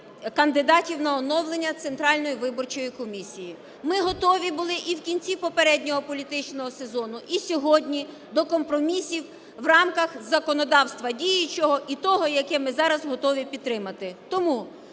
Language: Ukrainian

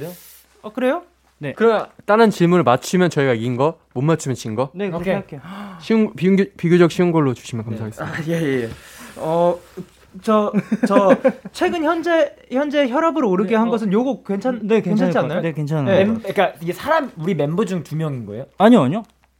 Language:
Korean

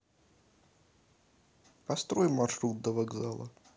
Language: Russian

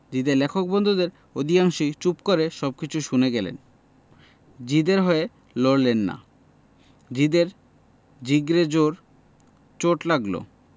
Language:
Bangla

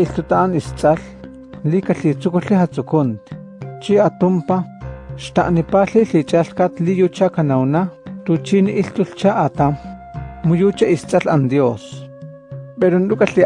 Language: Spanish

